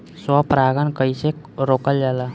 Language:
Bhojpuri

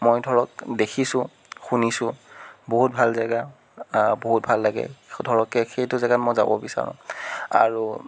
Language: Assamese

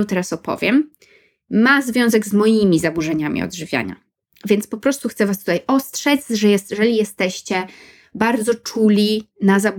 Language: Polish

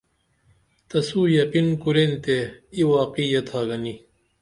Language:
Dameli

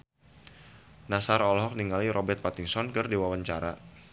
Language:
Sundanese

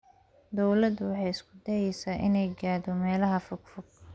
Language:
Somali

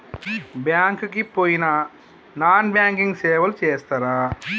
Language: Telugu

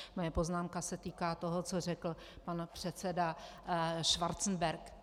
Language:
Czech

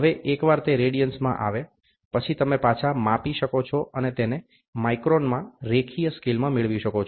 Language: Gujarati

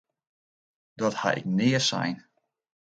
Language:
Western Frisian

